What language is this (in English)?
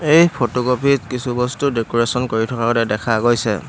Assamese